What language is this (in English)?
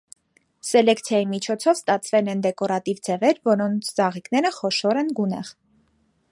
Armenian